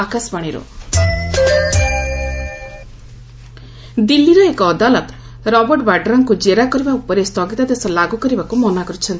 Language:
Odia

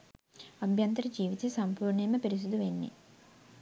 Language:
Sinhala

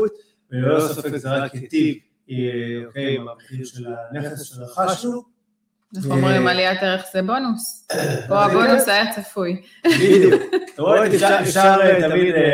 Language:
Hebrew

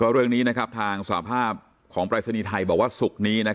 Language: Thai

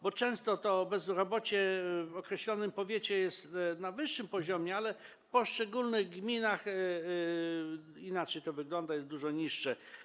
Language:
Polish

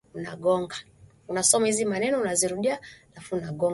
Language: Swahili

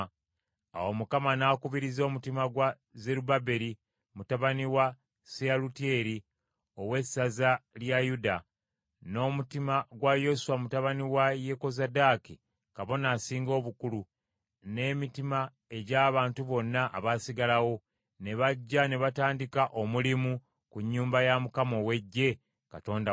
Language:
Ganda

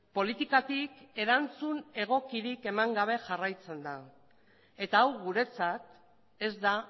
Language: Basque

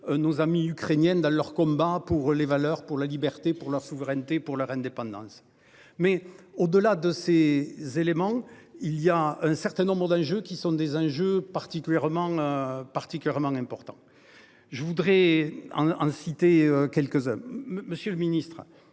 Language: French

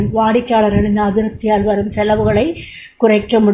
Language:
Tamil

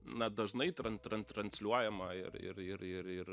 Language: Lithuanian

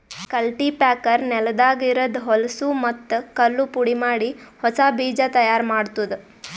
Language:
Kannada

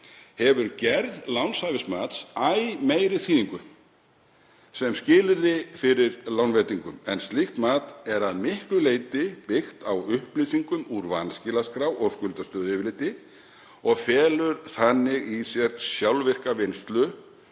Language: Icelandic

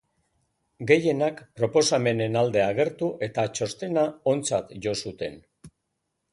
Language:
Basque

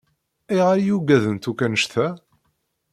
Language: Kabyle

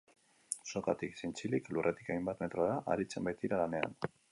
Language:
Basque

